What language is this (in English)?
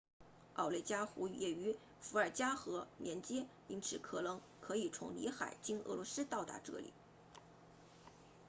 Chinese